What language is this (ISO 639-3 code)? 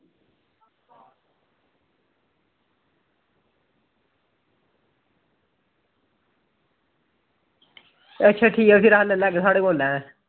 doi